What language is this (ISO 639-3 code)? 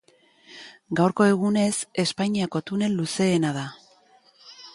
eus